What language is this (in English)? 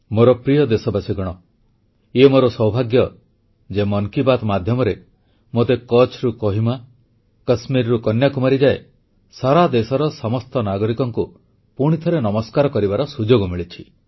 Odia